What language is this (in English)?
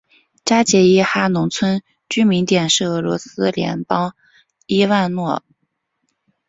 Chinese